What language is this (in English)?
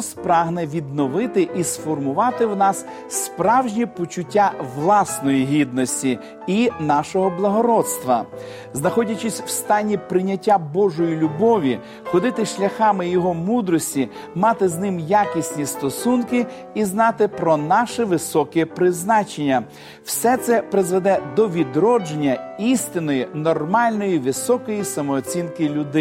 Ukrainian